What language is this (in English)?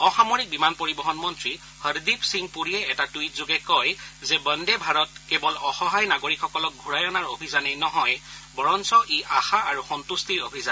Assamese